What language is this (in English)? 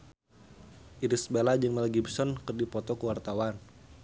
Sundanese